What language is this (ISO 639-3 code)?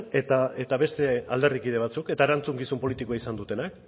eus